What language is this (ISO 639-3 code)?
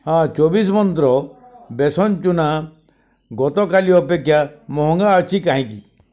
ori